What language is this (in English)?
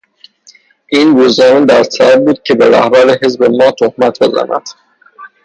Persian